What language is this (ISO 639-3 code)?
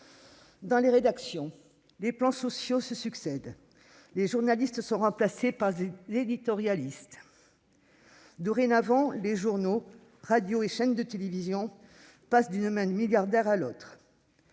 fra